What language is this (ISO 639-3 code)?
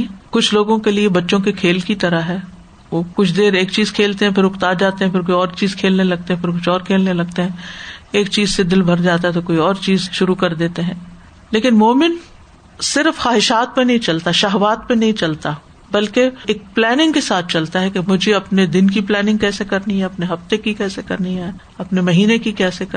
urd